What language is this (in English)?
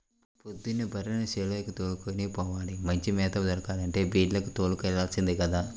Telugu